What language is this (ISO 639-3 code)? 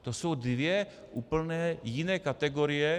ces